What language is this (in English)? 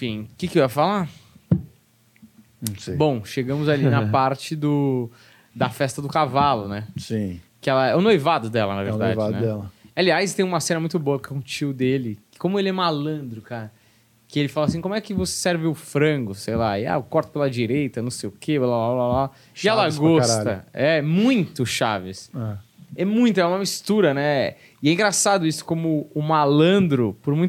Portuguese